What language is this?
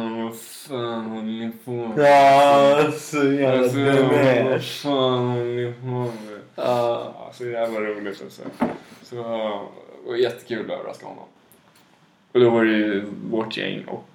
Swedish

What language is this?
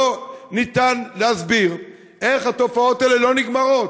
Hebrew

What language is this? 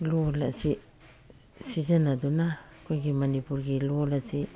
Manipuri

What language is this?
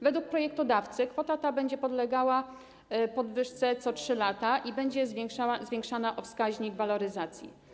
Polish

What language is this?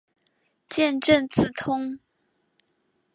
Chinese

